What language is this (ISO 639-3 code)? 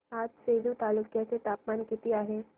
mar